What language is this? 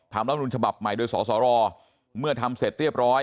Thai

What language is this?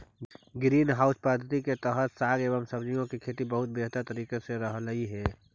Magahi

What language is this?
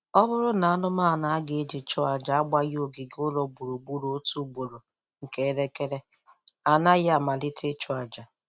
Igbo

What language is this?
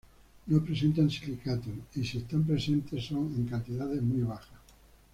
Spanish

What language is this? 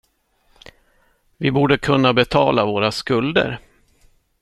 Swedish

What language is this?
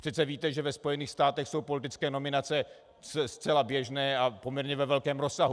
Czech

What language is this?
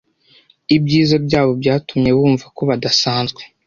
Kinyarwanda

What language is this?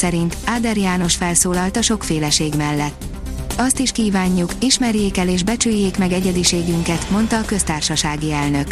Hungarian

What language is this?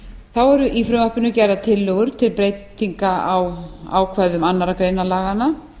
Icelandic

